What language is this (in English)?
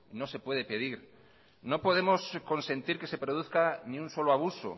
Spanish